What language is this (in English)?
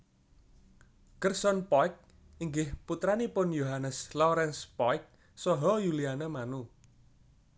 Javanese